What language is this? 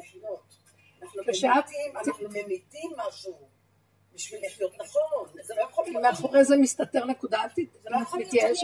Hebrew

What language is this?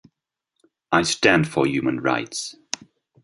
English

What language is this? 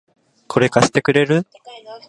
Japanese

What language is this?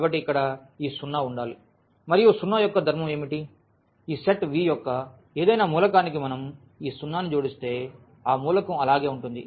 Telugu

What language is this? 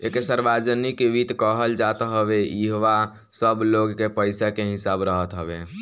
Bhojpuri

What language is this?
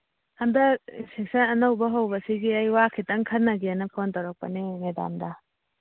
Manipuri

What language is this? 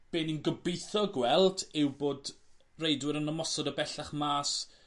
Welsh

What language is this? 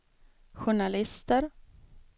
Swedish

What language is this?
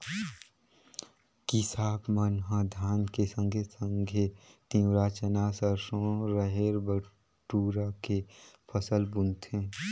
Chhattisgarhi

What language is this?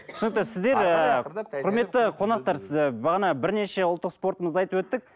Kazakh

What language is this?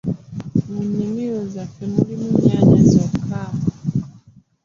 Ganda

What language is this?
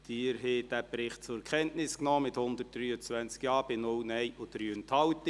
Swiss German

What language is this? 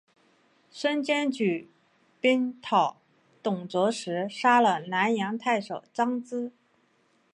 Chinese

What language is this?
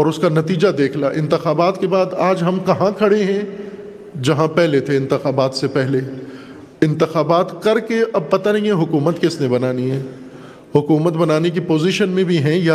Urdu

